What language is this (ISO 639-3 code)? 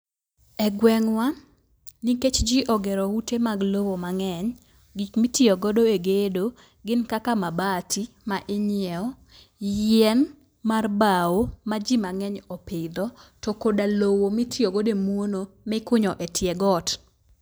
luo